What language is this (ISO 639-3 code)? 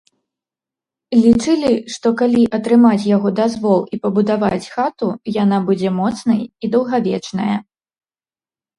bel